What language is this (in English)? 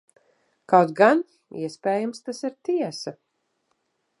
Latvian